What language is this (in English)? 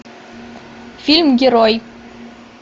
Russian